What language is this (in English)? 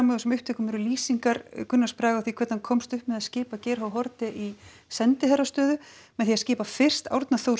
Icelandic